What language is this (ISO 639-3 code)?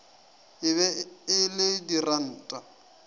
nso